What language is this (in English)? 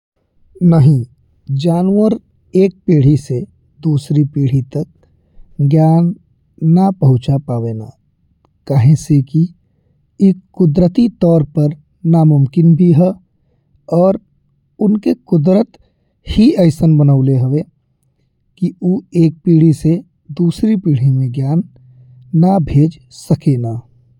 Bhojpuri